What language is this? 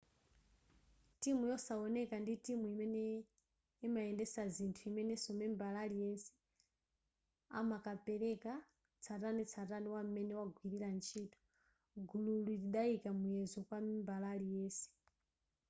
Nyanja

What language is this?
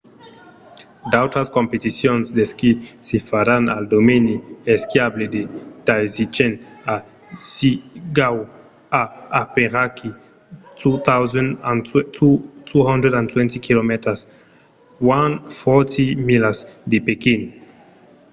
Occitan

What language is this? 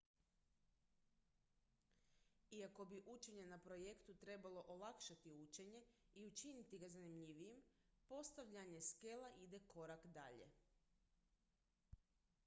Croatian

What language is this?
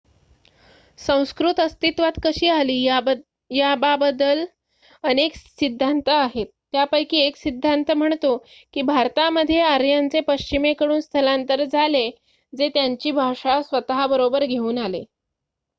Marathi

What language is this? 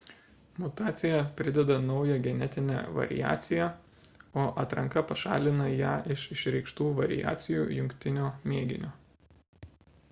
Lithuanian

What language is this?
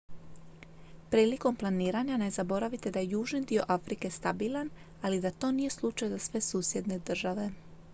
Croatian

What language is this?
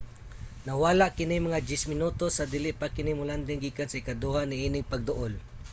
Cebuano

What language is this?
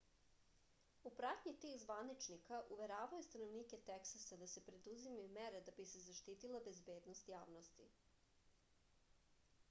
Serbian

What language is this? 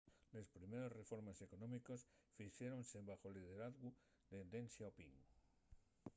Asturian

